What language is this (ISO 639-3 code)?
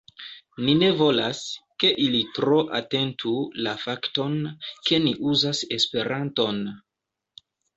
epo